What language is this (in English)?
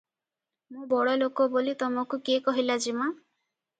Odia